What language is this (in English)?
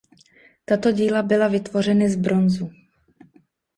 Czech